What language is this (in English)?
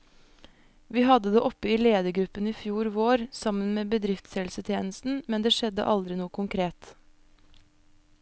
Norwegian